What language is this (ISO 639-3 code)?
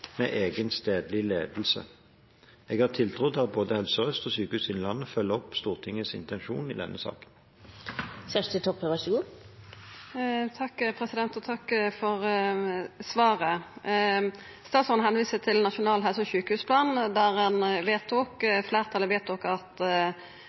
nor